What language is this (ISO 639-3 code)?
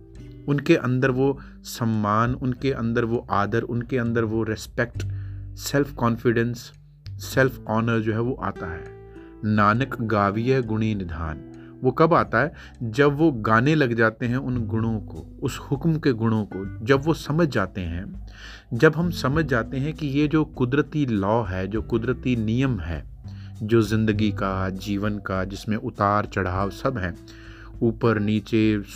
hin